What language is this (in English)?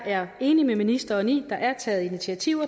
Danish